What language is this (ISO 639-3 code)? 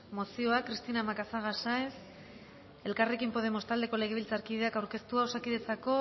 eus